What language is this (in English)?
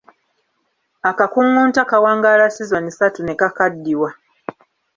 Ganda